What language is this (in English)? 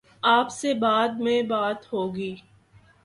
Urdu